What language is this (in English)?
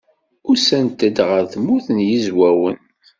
Kabyle